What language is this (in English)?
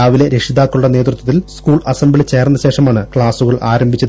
Malayalam